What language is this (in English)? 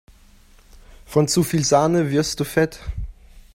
German